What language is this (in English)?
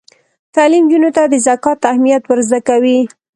Pashto